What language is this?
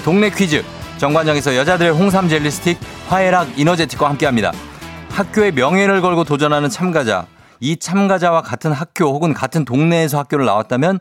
Korean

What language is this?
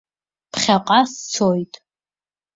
Abkhazian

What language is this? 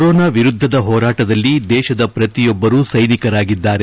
Kannada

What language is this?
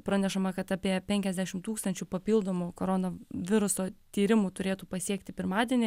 Lithuanian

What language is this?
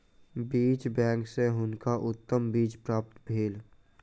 Maithili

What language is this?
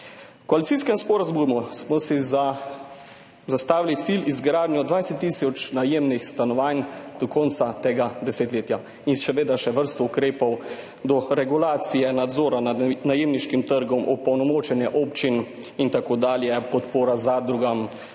Slovenian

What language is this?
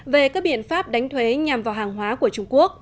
Vietnamese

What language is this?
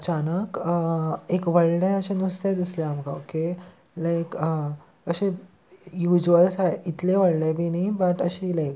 Konkani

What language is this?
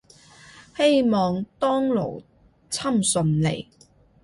Cantonese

